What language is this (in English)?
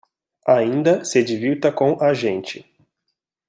Portuguese